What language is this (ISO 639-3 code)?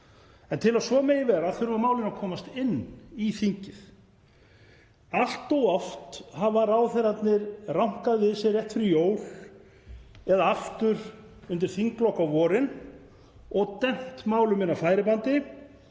isl